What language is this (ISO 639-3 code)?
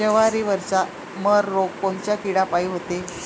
mar